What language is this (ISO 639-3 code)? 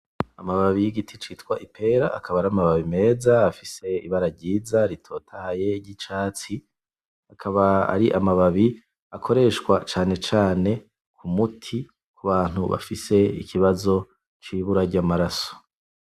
run